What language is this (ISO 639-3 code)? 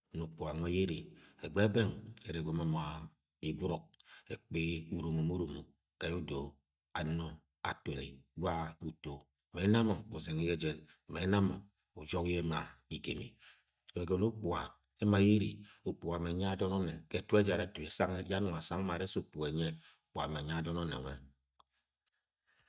yay